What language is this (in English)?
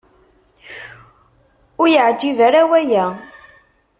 Kabyle